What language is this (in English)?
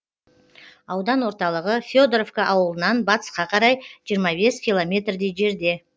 Kazakh